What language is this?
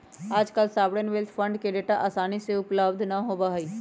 Magahi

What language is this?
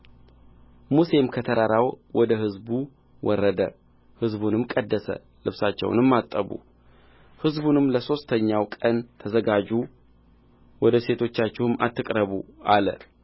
Amharic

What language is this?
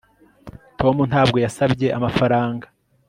Kinyarwanda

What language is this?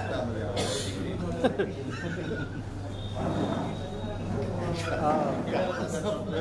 Arabic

